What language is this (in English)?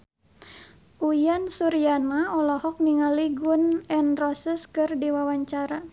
Sundanese